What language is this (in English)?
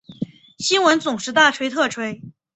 Chinese